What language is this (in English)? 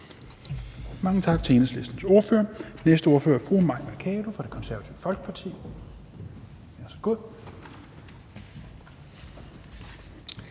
Danish